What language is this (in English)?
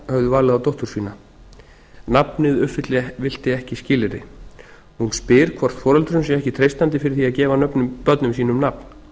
Icelandic